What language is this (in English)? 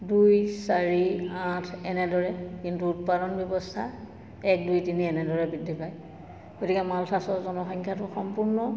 Assamese